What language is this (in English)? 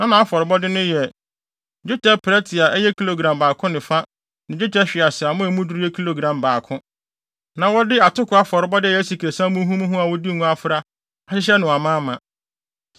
Akan